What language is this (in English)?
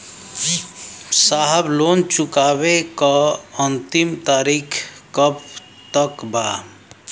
Bhojpuri